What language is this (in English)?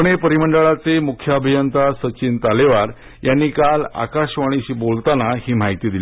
Marathi